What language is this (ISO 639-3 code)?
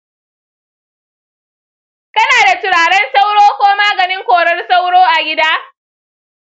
hau